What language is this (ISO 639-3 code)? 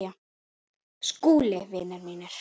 isl